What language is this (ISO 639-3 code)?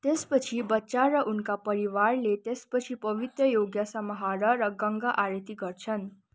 nep